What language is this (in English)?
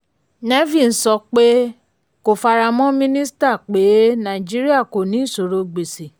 Yoruba